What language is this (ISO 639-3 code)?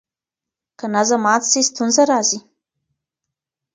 pus